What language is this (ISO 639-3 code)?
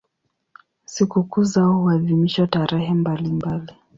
swa